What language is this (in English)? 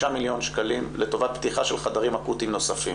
Hebrew